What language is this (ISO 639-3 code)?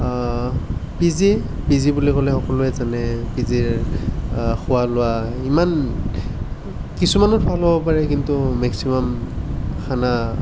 asm